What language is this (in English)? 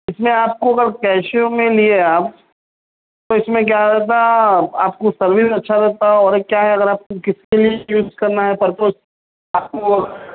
Urdu